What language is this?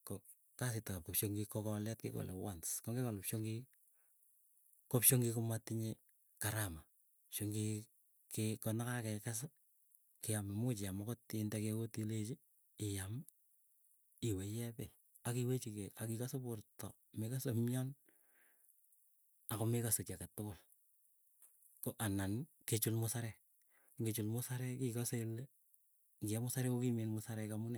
Keiyo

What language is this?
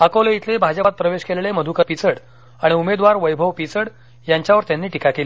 Marathi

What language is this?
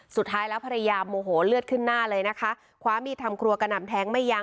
Thai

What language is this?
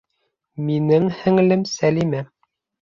Bashkir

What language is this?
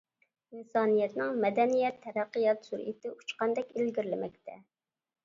Uyghur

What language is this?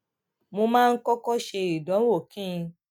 Yoruba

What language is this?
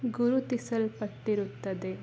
Kannada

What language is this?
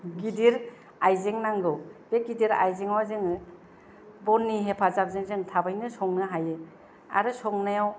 Bodo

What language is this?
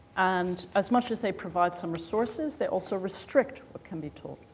English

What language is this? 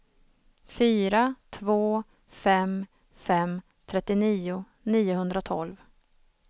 Swedish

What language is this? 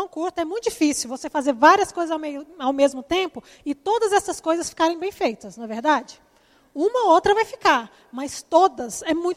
Portuguese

